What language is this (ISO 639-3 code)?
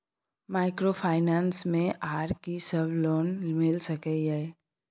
mai